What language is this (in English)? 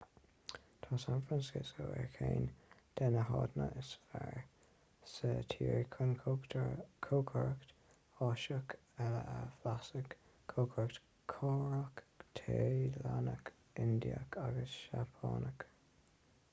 Irish